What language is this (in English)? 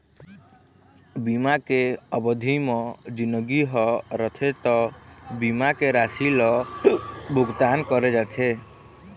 Chhattisgarhi